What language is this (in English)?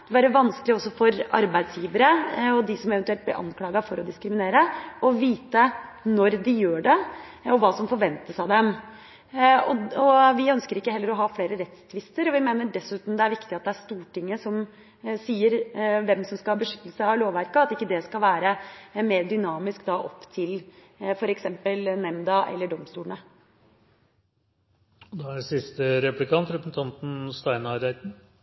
Norwegian Bokmål